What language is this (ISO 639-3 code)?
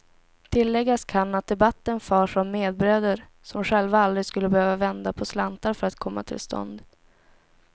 swe